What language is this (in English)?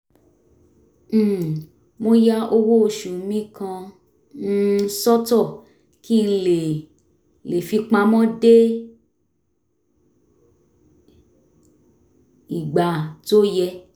Yoruba